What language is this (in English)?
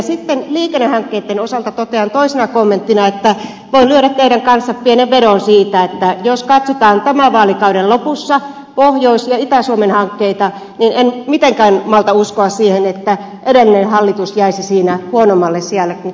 Finnish